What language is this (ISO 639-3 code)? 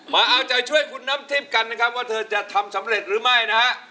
tha